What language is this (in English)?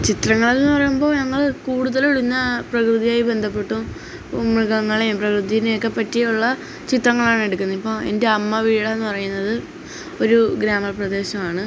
Malayalam